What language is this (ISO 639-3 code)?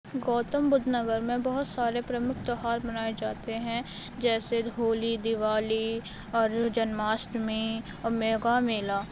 urd